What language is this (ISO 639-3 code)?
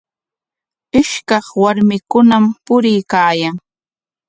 qwa